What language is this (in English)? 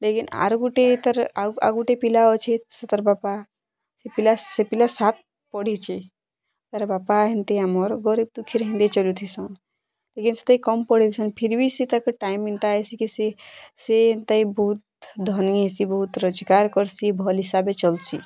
Odia